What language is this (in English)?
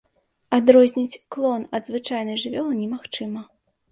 Belarusian